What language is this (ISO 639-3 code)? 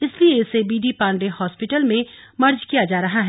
hin